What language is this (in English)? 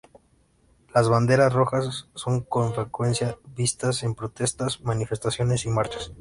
Spanish